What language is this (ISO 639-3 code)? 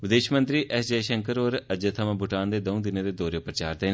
doi